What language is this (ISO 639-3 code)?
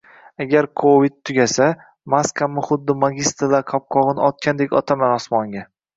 uzb